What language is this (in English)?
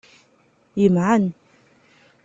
Kabyle